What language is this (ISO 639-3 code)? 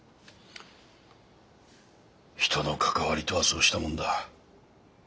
jpn